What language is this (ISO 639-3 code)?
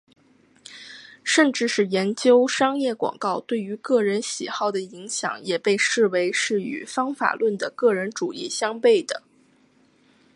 zho